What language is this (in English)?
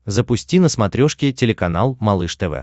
Russian